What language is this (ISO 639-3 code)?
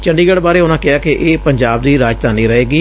pan